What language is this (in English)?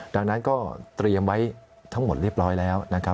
Thai